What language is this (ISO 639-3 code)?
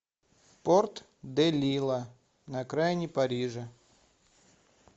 rus